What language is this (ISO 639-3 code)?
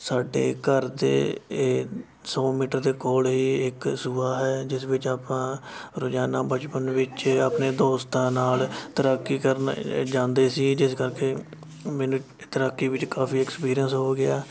pan